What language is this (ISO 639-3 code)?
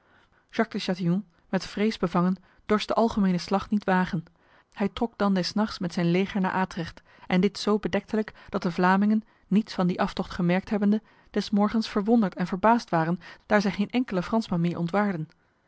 nld